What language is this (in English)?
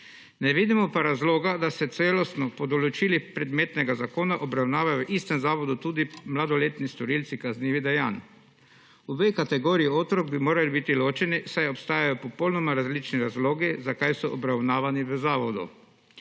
Slovenian